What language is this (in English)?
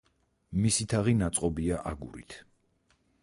Georgian